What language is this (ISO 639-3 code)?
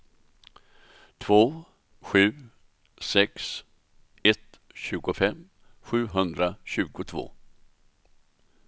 swe